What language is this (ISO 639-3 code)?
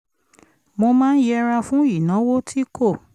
yor